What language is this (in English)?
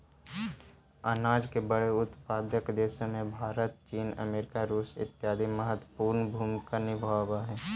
Magahi